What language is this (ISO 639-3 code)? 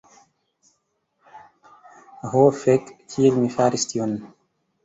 epo